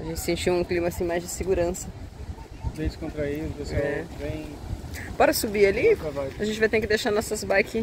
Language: Portuguese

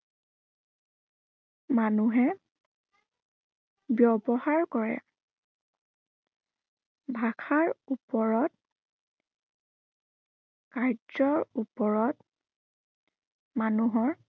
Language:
Assamese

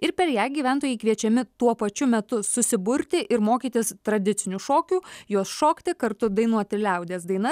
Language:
Lithuanian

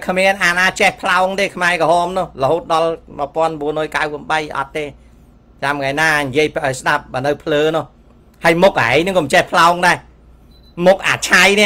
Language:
Thai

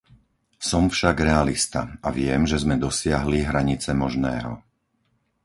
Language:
Slovak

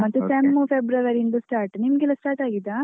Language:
Kannada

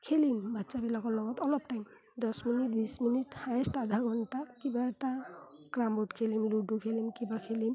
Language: Assamese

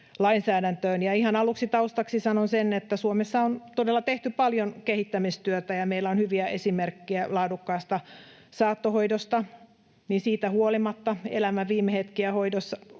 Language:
Finnish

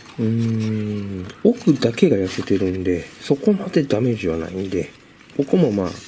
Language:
Japanese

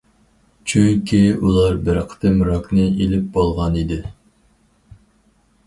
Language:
Uyghur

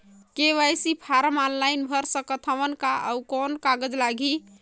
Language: Chhattisgarhi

